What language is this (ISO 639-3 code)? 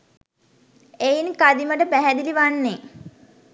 sin